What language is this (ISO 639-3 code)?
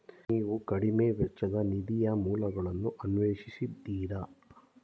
kan